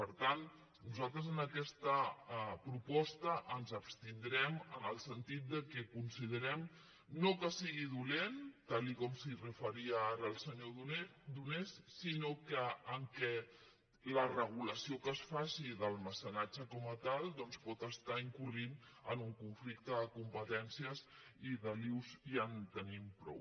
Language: Catalan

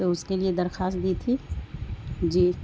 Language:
Urdu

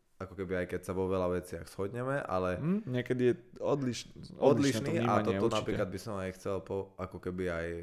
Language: Slovak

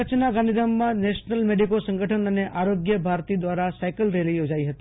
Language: Gujarati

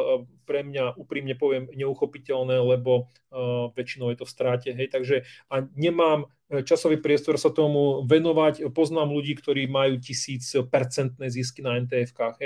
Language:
Slovak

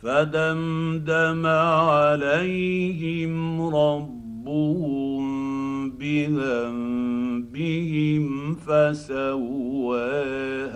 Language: Arabic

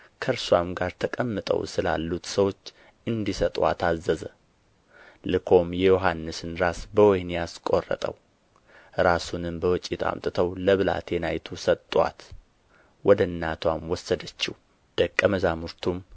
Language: Amharic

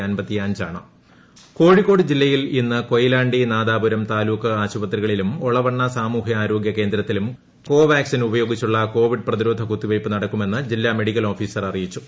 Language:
Malayalam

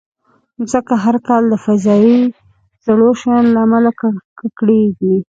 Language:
Pashto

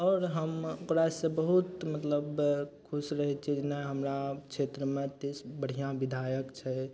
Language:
Maithili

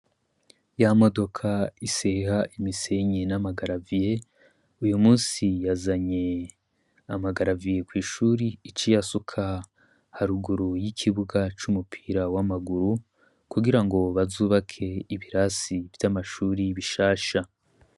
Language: Rundi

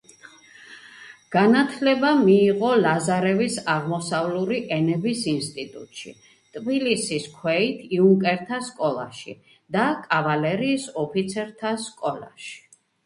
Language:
Georgian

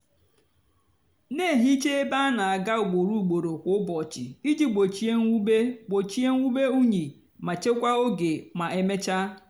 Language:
Igbo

